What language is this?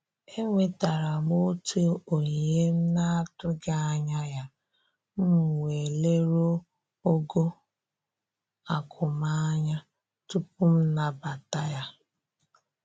Igbo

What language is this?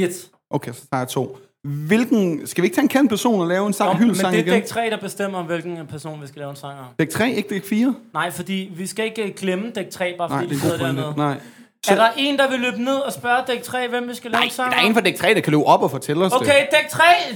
Danish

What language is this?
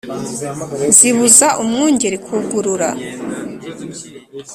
Kinyarwanda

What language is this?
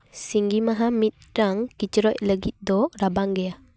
Santali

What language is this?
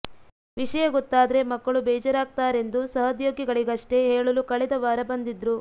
Kannada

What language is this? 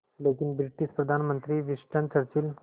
Hindi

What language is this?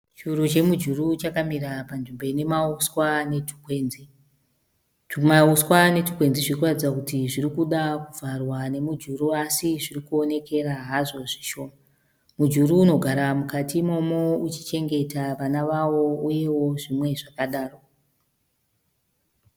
Shona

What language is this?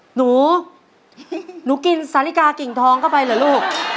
Thai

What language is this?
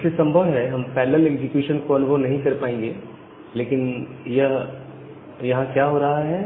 Hindi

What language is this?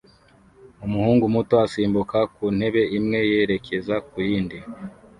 Kinyarwanda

